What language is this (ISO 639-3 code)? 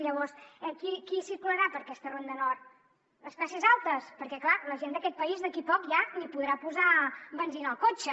cat